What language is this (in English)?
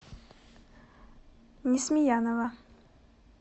Russian